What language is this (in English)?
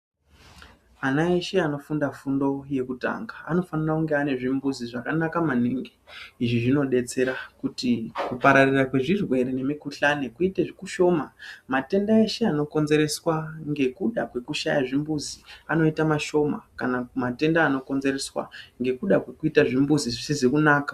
Ndau